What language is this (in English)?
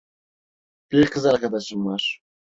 Turkish